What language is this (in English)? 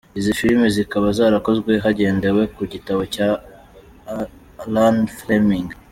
Kinyarwanda